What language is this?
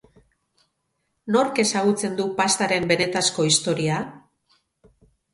Basque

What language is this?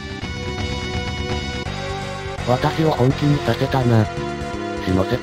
Japanese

